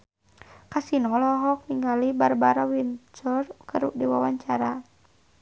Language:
Sundanese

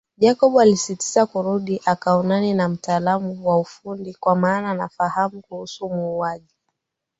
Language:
Swahili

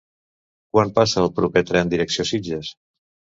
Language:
Catalan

